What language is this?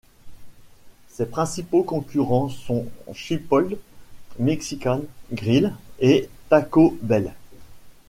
French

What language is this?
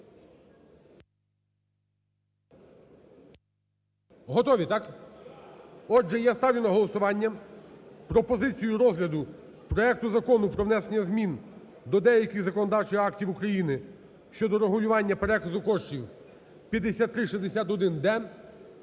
Ukrainian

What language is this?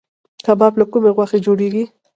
Pashto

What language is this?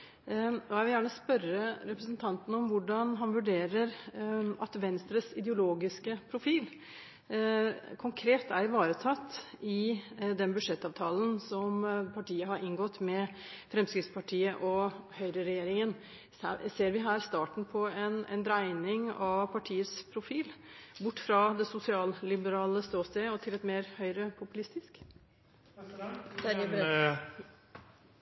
Norwegian Bokmål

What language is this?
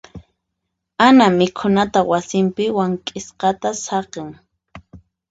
Puno Quechua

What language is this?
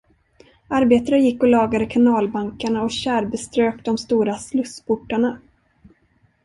Swedish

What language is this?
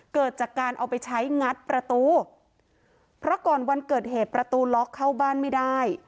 Thai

